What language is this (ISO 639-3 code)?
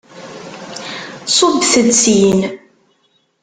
kab